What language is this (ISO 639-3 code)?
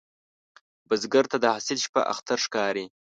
pus